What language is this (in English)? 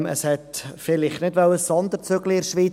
Swiss German